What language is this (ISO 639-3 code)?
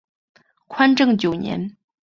zho